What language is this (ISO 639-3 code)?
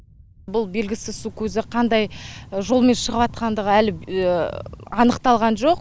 kaz